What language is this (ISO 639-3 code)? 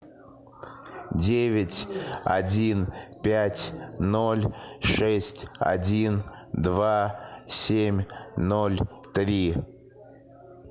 rus